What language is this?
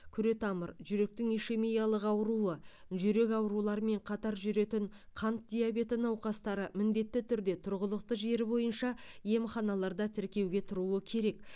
Kazakh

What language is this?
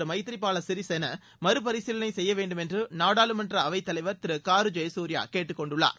Tamil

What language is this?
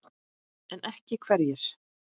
Icelandic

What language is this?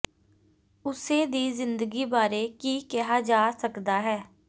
Punjabi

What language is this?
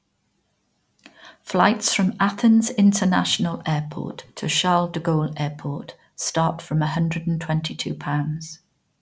English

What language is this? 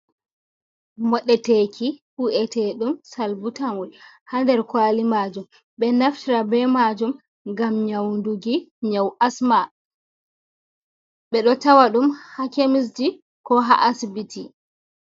Fula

